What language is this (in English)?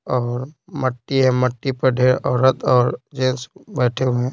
Hindi